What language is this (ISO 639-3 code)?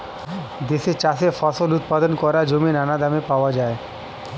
ben